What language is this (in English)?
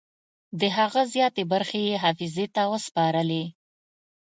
Pashto